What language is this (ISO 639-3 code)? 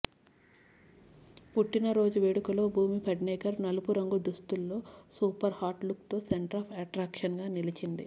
tel